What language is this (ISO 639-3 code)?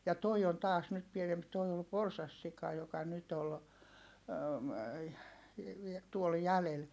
fin